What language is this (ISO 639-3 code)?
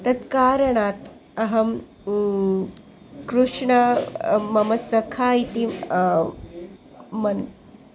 san